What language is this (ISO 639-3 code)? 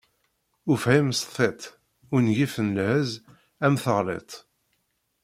kab